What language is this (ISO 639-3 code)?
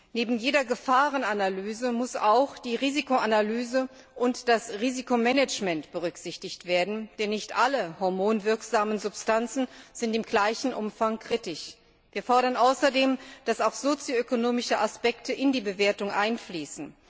deu